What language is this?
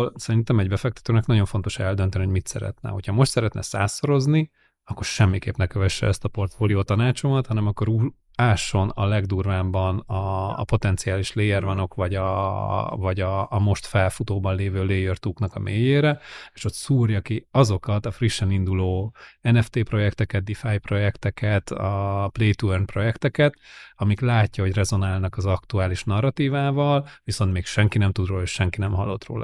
Hungarian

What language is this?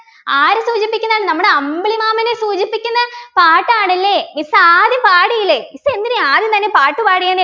Malayalam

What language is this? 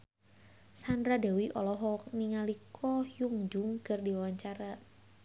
Sundanese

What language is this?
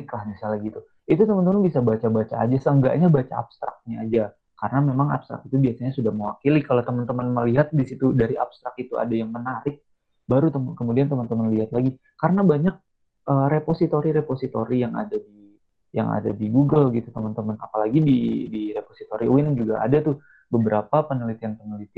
Indonesian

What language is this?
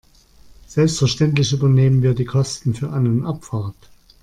German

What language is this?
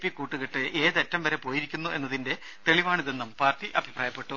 Malayalam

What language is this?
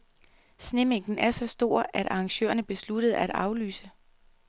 Danish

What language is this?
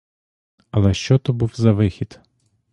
Ukrainian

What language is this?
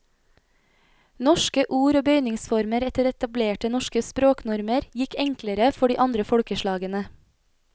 Norwegian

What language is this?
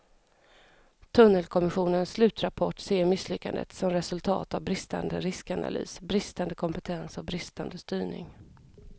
Swedish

